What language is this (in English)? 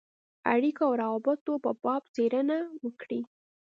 Pashto